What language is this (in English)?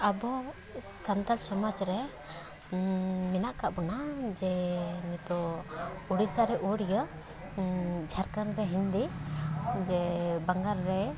Santali